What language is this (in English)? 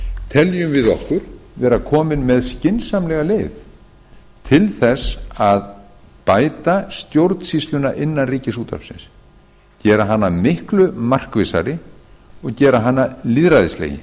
Icelandic